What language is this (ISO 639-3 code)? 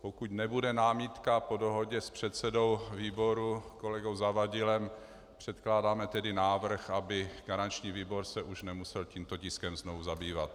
ces